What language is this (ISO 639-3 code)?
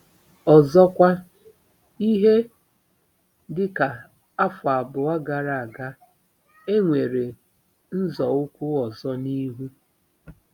ibo